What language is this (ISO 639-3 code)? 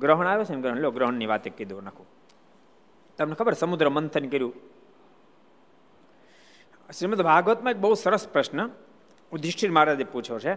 guj